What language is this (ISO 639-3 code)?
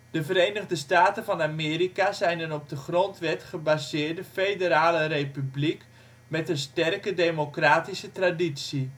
nld